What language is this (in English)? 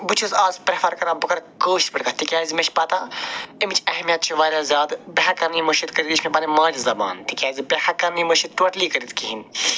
Kashmiri